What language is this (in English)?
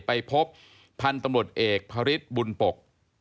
Thai